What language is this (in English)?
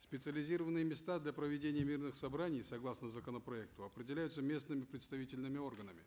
Kazakh